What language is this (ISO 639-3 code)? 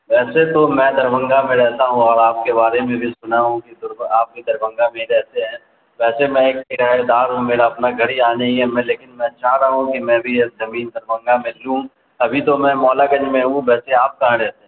urd